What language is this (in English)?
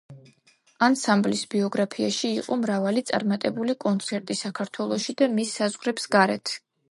Georgian